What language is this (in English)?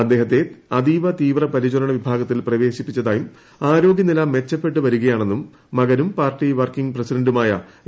Malayalam